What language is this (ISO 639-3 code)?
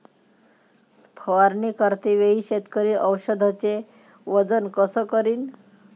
mar